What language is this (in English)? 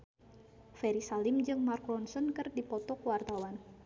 Sundanese